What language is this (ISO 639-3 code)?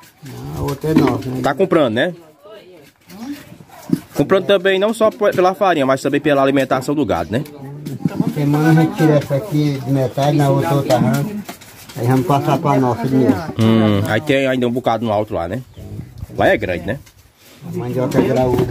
por